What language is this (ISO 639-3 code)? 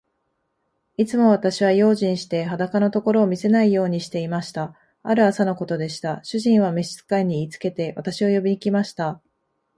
jpn